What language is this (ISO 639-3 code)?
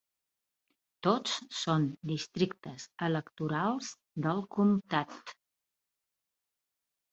cat